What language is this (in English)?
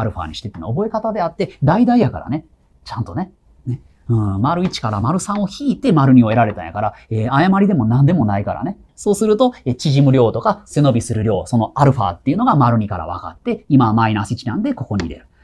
Japanese